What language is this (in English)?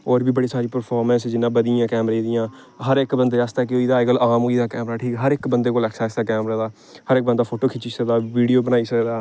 Dogri